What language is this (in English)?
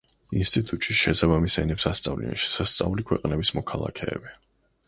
Georgian